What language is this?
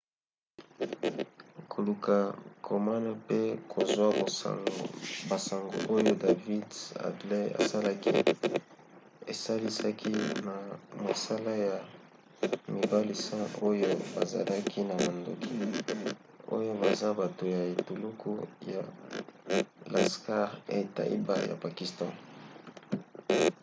Lingala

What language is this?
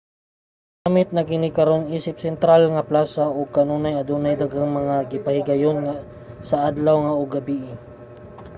Cebuano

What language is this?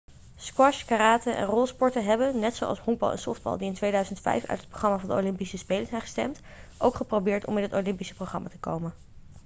Dutch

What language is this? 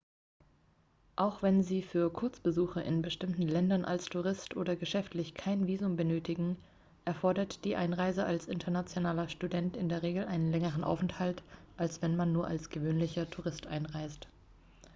German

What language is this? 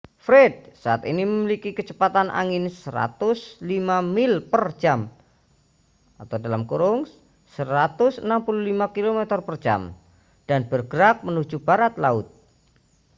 Indonesian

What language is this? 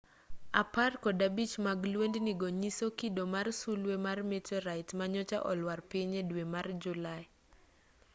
Luo (Kenya and Tanzania)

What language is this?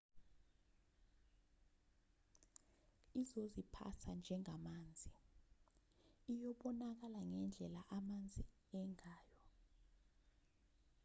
Zulu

